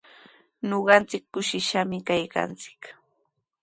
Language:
Sihuas Ancash Quechua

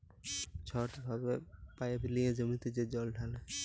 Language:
Bangla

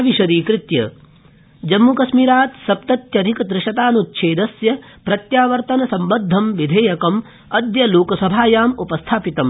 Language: Sanskrit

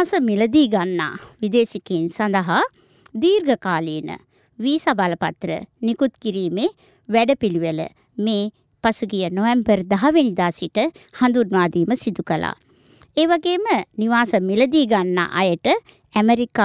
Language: Japanese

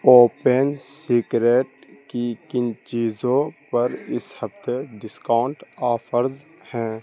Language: Urdu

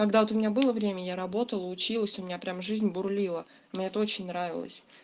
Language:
Russian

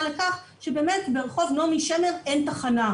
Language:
Hebrew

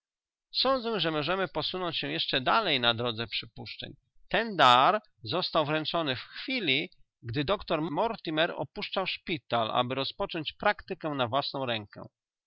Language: Polish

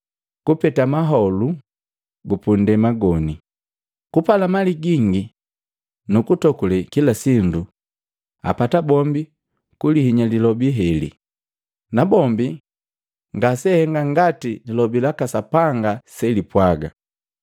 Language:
Matengo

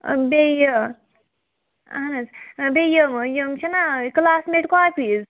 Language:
Kashmiri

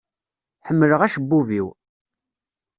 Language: Kabyle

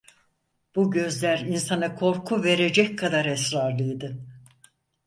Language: Turkish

